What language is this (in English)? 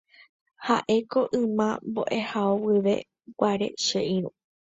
Guarani